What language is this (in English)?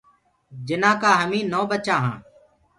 Gurgula